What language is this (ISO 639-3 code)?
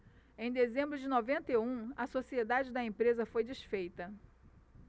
por